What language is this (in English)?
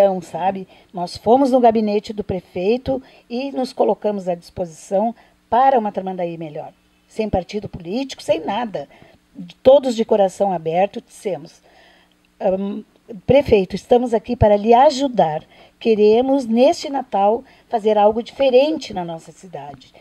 Portuguese